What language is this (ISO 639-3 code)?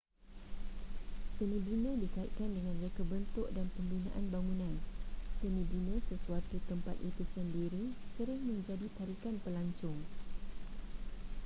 msa